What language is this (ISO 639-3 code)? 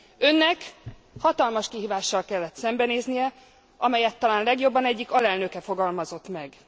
hun